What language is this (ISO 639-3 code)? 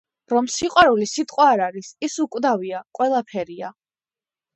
kat